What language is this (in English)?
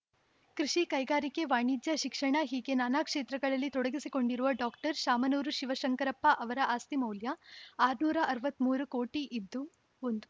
Kannada